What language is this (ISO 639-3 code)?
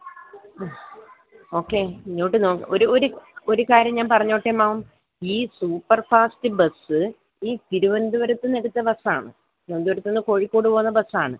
mal